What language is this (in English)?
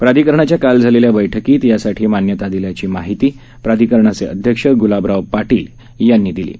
Marathi